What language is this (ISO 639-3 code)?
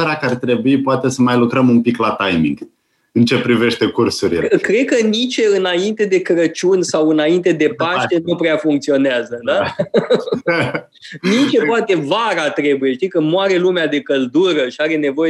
ron